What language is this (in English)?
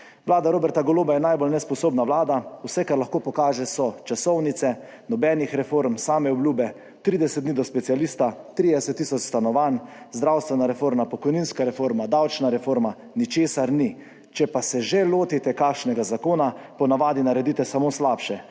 Slovenian